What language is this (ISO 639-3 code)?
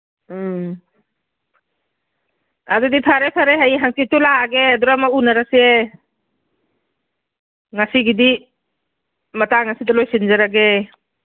mni